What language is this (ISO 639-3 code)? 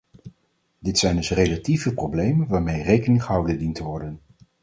nld